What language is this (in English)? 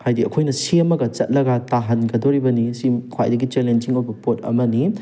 Manipuri